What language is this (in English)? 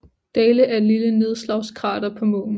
Danish